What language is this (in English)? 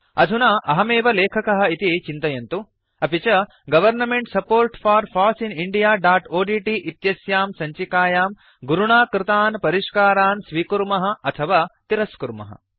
Sanskrit